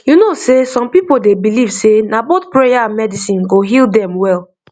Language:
Nigerian Pidgin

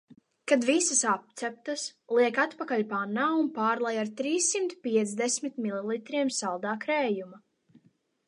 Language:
Latvian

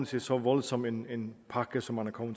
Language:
Danish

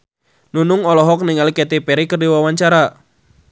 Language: Sundanese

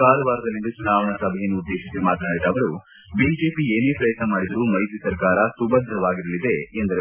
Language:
Kannada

